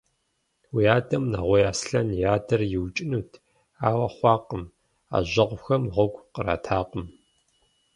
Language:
Kabardian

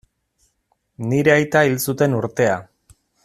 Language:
Basque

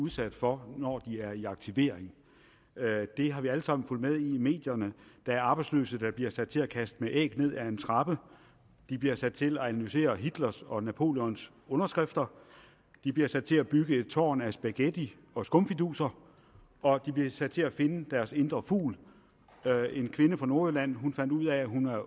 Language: Danish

